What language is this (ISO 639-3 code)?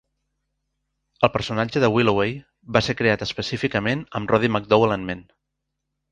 cat